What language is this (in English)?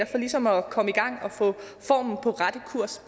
Danish